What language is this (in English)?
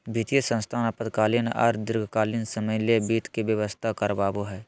Magahi